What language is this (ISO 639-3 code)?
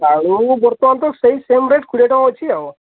ori